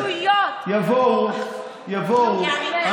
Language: Hebrew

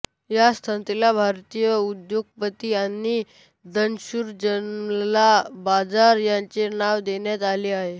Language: Marathi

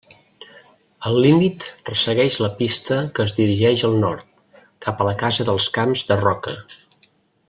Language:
Catalan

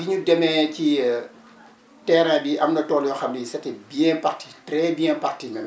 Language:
Wolof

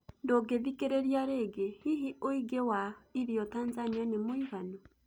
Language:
Kikuyu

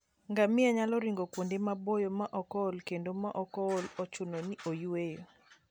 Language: Luo (Kenya and Tanzania)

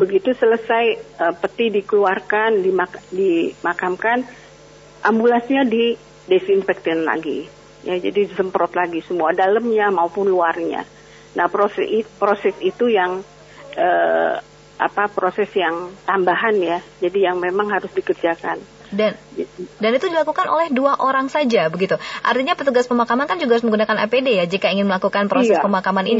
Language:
Indonesian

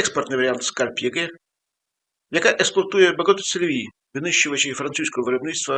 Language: Russian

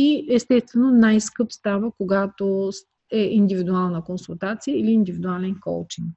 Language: Bulgarian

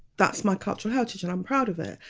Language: English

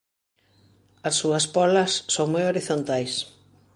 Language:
Galician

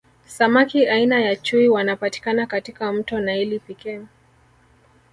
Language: Swahili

